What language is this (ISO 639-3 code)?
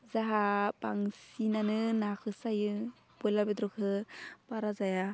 brx